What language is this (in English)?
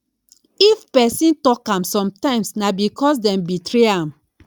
Nigerian Pidgin